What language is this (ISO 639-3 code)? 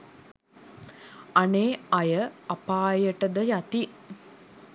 sin